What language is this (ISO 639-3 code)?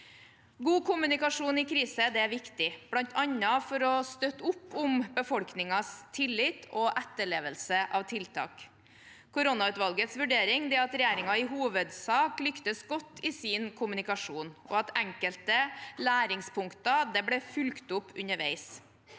nor